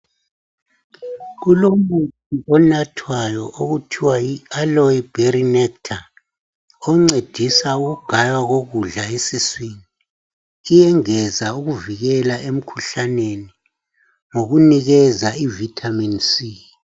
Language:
North Ndebele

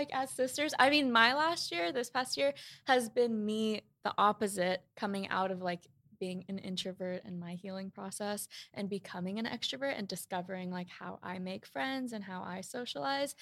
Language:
English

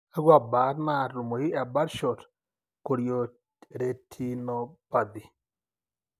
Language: Masai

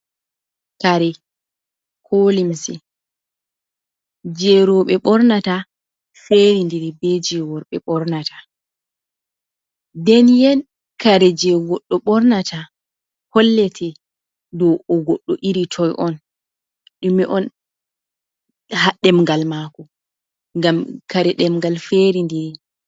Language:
Fula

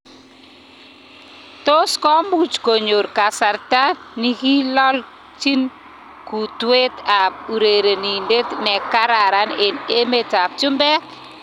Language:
Kalenjin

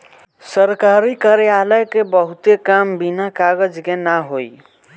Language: Bhojpuri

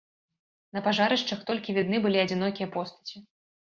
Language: Belarusian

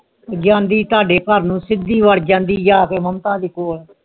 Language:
Punjabi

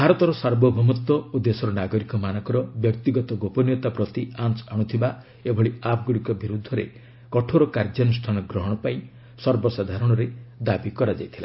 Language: Odia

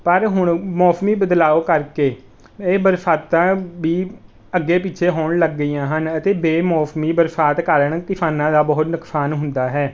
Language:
Punjabi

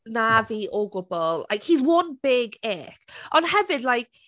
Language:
Welsh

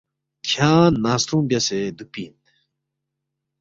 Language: Balti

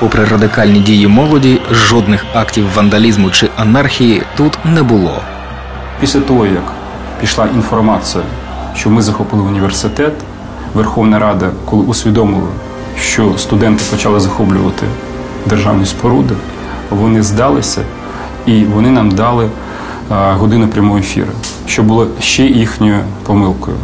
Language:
Ukrainian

